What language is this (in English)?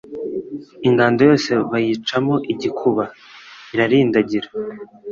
Kinyarwanda